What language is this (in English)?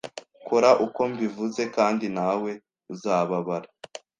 Kinyarwanda